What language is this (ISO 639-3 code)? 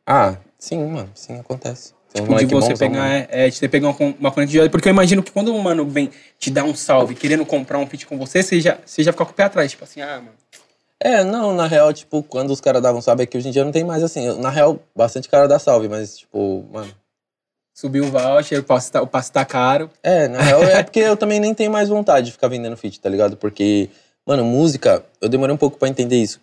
por